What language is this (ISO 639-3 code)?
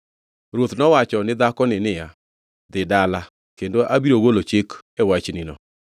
luo